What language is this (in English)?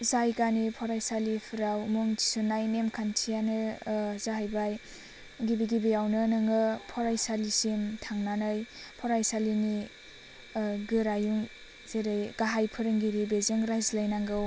Bodo